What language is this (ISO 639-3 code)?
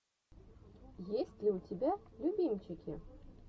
rus